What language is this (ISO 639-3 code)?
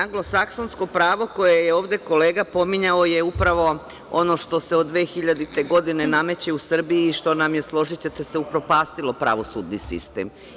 srp